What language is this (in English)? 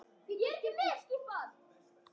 Icelandic